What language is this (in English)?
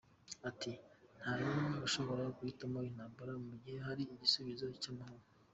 Kinyarwanda